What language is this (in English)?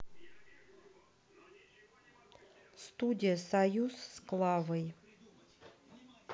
Russian